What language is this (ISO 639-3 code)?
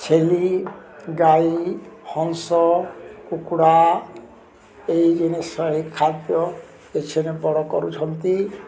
ori